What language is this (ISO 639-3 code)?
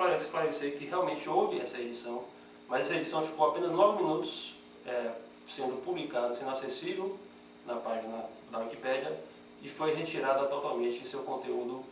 por